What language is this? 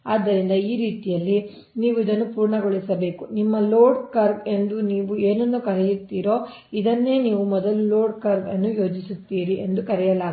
Kannada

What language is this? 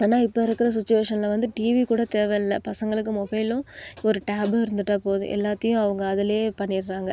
Tamil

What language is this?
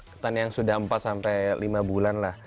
Indonesian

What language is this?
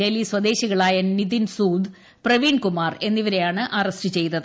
Malayalam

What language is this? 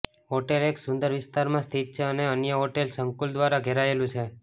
Gujarati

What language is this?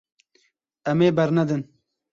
Kurdish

